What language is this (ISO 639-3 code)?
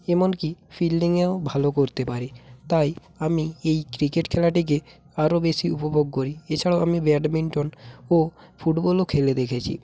ben